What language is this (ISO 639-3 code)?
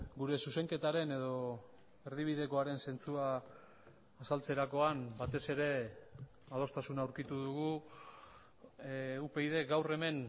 eus